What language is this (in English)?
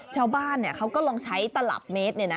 Thai